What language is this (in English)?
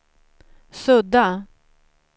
Swedish